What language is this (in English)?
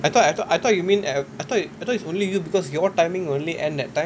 English